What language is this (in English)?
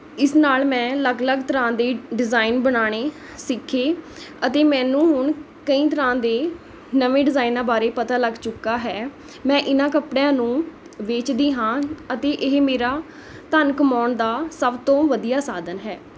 Punjabi